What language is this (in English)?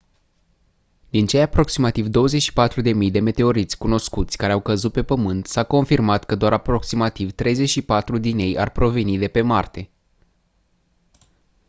Romanian